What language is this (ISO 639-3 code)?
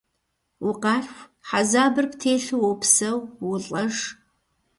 kbd